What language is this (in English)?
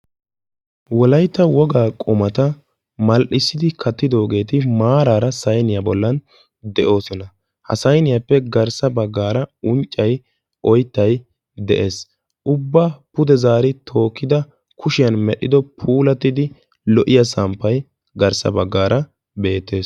Wolaytta